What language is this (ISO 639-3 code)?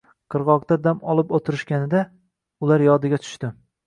uzb